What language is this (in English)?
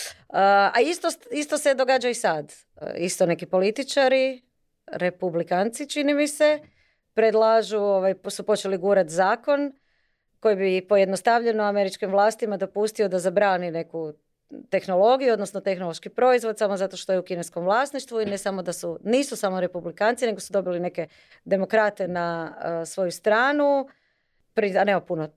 Croatian